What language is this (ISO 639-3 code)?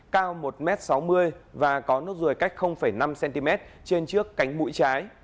vie